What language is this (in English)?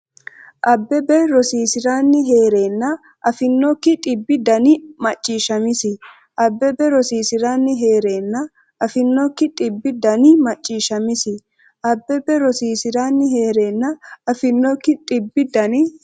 Sidamo